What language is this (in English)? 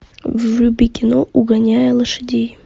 Russian